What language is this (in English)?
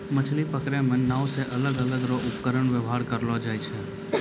Maithili